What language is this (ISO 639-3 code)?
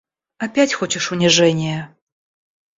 rus